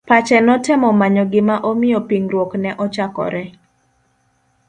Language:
Luo (Kenya and Tanzania)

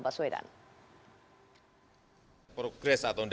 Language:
Indonesian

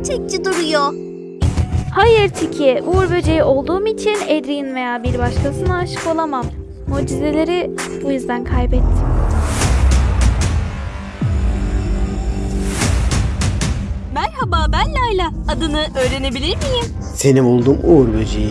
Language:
Turkish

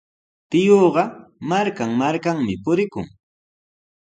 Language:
Sihuas Ancash Quechua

